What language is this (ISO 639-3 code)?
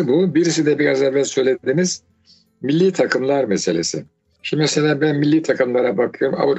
tur